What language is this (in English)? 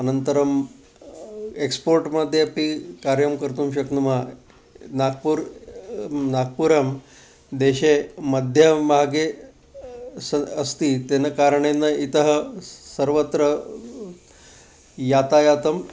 Sanskrit